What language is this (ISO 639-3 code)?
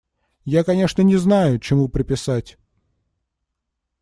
rus